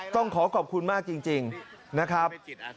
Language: Thai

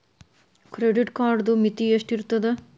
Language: Kannada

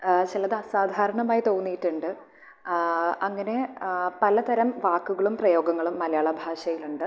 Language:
Malayalam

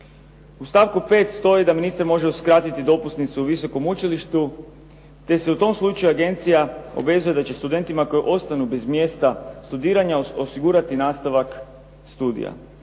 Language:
Croatian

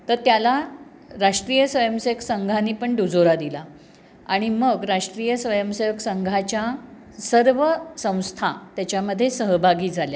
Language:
Marathi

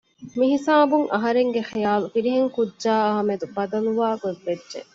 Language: Divehi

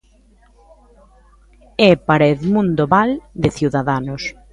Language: Galician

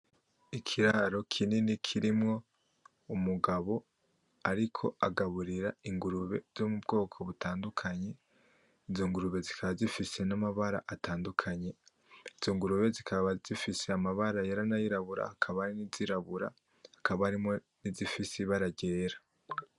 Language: Rundi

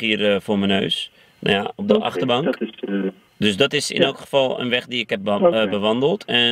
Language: Dutch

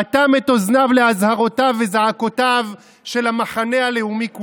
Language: Hebrew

